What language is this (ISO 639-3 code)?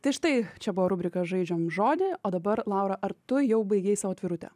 lit